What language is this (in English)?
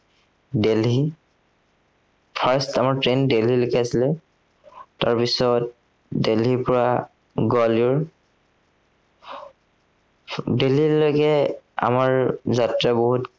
Assamese